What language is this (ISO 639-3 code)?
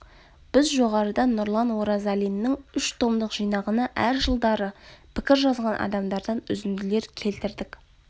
kaz